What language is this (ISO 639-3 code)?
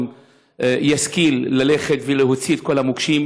heb